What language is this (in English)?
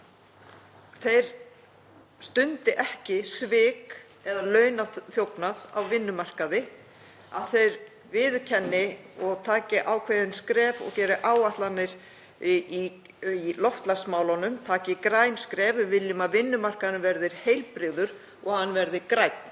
Icelandic